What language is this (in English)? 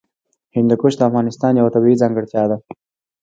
Pashto